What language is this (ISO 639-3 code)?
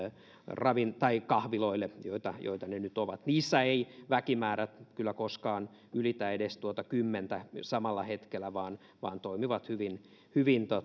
fin